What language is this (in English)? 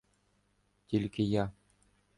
Ukrainian